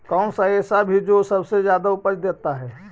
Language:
Magahi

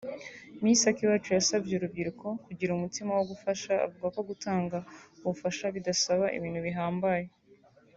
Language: Kinyarwanda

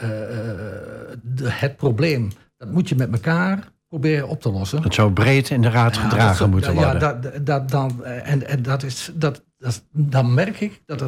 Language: Dutch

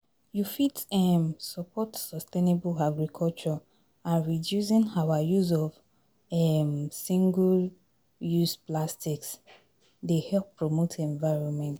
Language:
Nigerian Pidgin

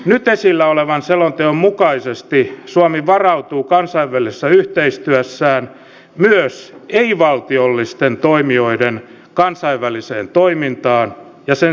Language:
Finnish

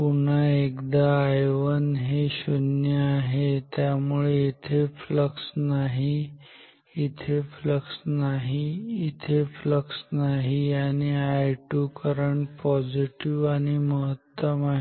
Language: Marathi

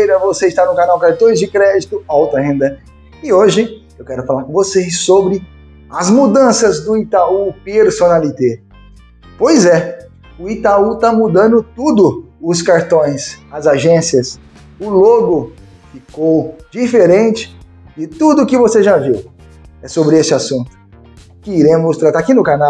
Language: Portuguese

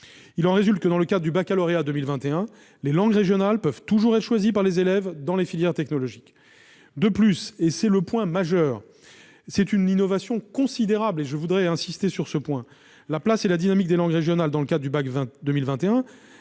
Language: French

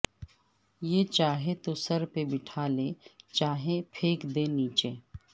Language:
Urdu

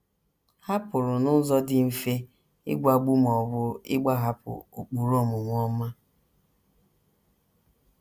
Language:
Igbo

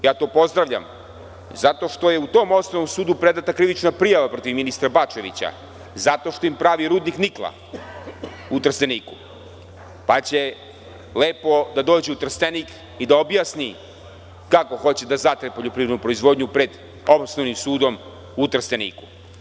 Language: Serbian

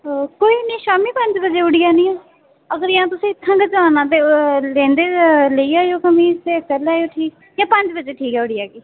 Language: Dogri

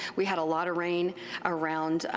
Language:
English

